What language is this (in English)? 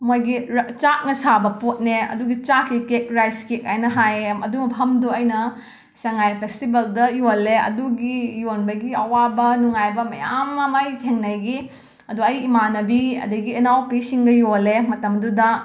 Manipuri